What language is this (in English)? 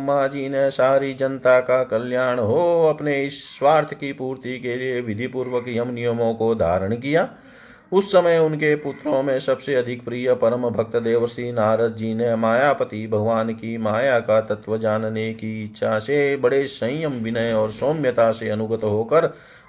Hindi